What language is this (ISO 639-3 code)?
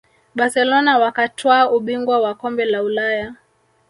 swa